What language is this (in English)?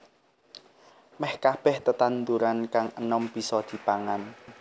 Javanese